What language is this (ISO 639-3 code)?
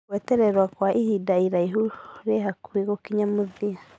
kik